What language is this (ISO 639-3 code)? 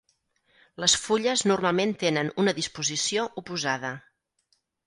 cat